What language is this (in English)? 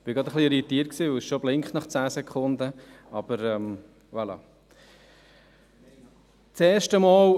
Swiss German